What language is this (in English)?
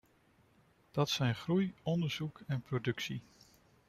Dutch